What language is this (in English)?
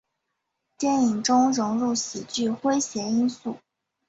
Chinese